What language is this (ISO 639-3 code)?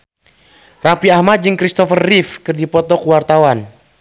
sun